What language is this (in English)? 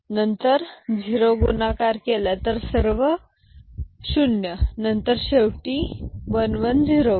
Marathi